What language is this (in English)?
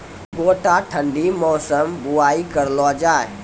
Maithili